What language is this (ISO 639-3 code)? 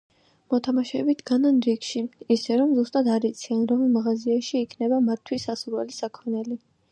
kat